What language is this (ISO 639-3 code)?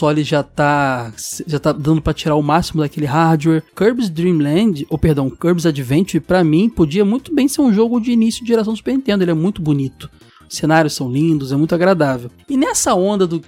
por